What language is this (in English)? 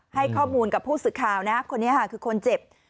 Thai